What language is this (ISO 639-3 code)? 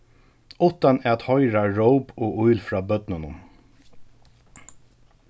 fao